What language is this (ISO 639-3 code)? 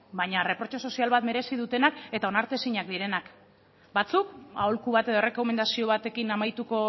eus